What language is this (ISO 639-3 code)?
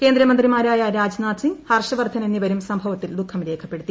mal